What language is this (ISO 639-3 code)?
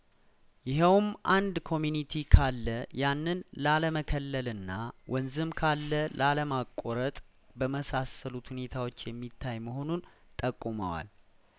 amh